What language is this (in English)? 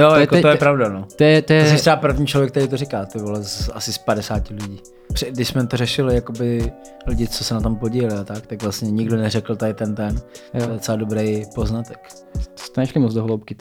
Czech